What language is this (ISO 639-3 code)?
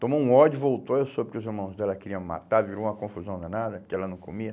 por